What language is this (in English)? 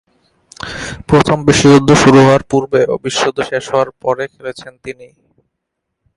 Bangla